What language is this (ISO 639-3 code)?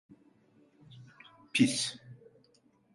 tur